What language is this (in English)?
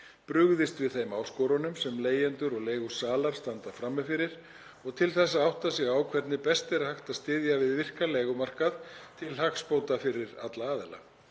Icelandic